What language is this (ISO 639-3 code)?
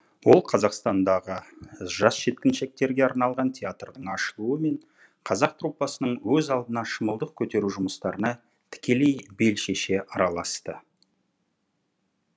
kaz